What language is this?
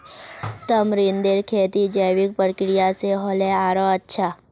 Magahi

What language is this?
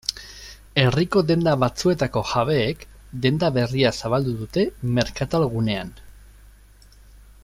Basque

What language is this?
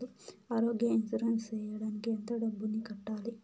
Telugu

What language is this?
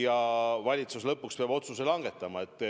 Estonian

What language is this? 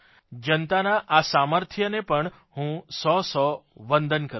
Gujarati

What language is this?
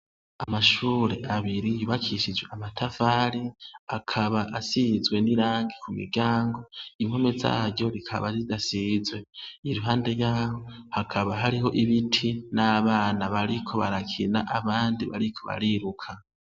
Rundi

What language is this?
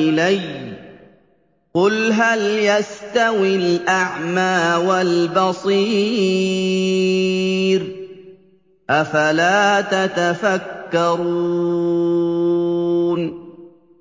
Arabic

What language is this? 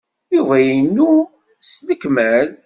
Kabyle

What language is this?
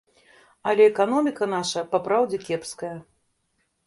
Belarusian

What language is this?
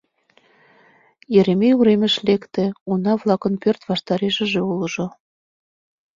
Mari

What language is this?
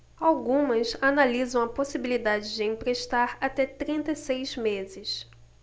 Portuguese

